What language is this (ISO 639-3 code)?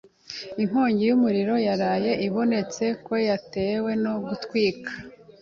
kin